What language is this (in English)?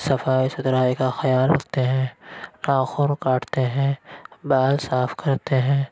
Urdu